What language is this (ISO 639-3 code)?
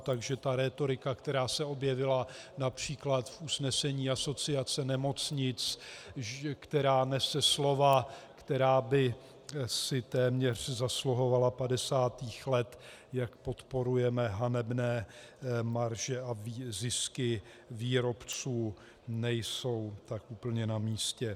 ces